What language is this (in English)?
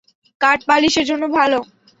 Bangla